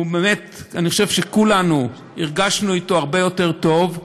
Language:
Hebrew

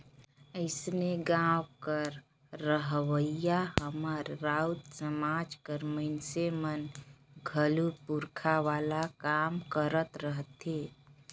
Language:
Chhattisgarhi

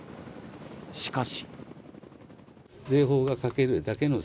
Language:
Japanese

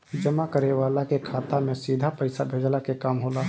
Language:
Bhojpuri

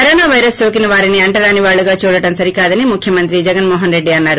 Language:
Telugu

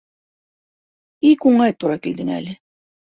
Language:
Bashkir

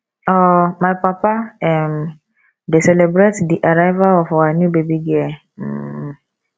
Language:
Nigerian Pidgin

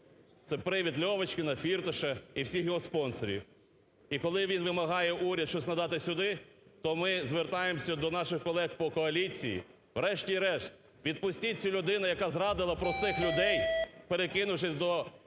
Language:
Ukrainian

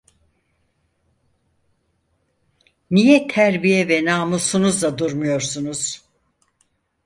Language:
Turkish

